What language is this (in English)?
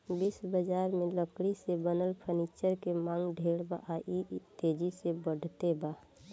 Bhojpuri